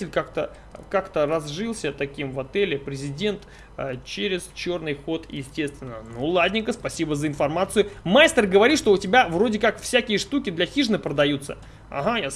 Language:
Russian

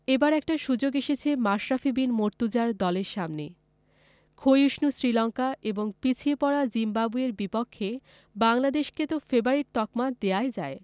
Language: Bangla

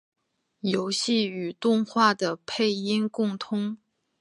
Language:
Chinese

